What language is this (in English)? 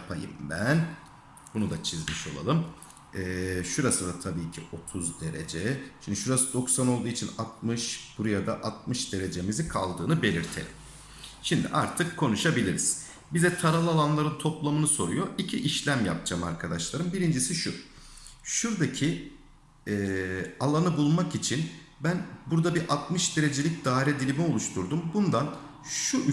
Turkish